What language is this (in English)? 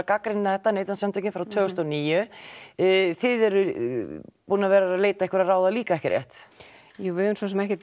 Icelandic